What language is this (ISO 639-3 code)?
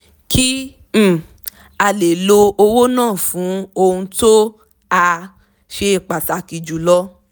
yor